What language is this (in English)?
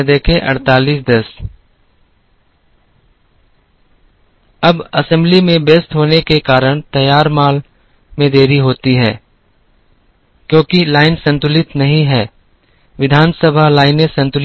Hindi